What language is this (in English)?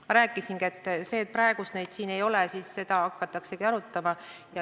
Estonian